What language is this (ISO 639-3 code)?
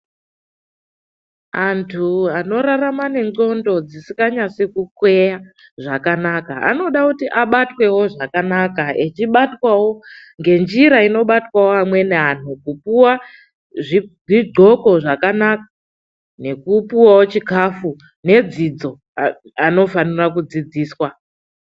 ndc